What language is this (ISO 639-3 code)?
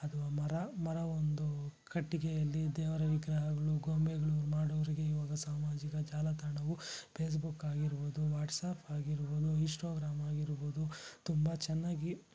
kan